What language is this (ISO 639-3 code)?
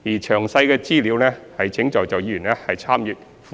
yue